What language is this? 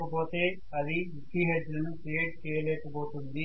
Telugu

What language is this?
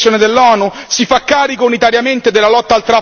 Italian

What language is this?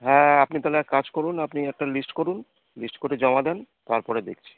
Bangla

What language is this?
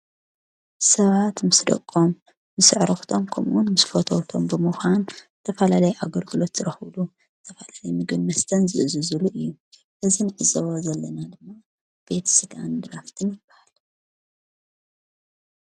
Tigrinya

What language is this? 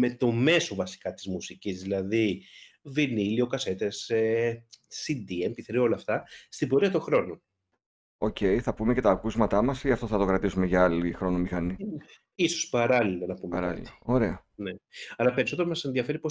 Greek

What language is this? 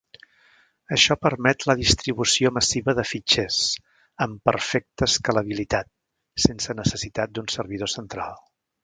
Catalan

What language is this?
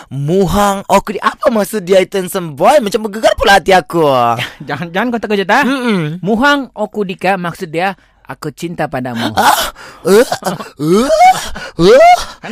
Malay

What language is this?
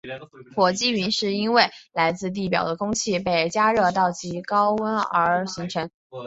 Chinese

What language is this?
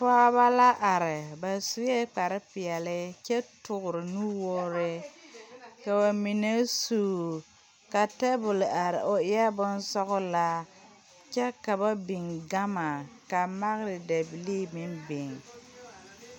Southern Dagaare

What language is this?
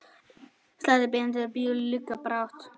Icelandic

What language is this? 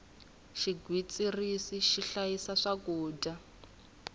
Tsonga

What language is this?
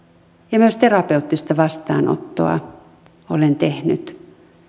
Finnish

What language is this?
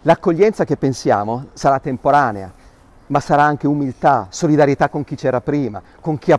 Italian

